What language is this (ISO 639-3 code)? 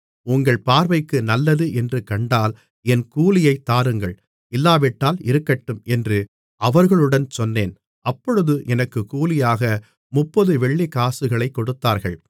tam